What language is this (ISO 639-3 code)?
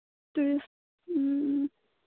mni